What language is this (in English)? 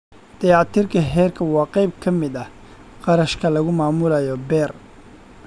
Somali